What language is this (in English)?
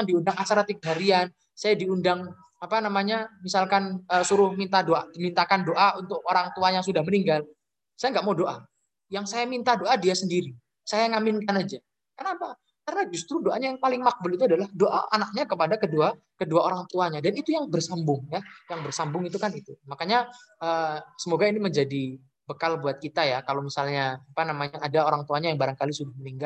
Indonesian